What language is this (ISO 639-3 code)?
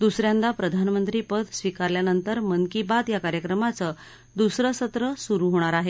mar